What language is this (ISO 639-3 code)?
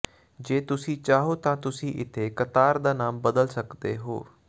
pan